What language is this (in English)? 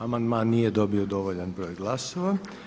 Croatian